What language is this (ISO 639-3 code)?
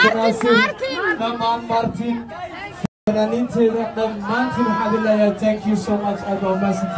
ara